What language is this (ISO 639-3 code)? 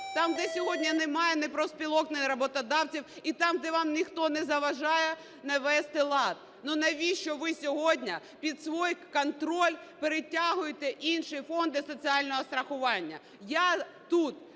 ukr